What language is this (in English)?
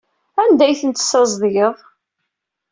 Kabyle